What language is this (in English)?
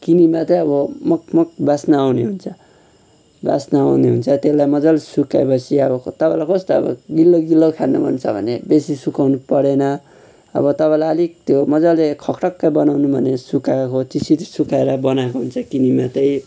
Nepali